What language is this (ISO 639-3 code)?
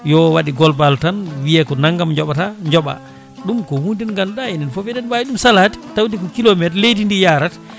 ful